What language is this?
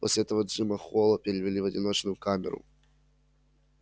Russian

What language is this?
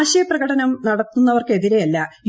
Malayalam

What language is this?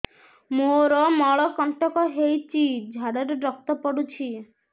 Odia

